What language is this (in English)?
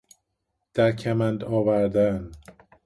Persian